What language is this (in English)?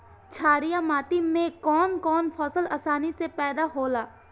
Bhojpuri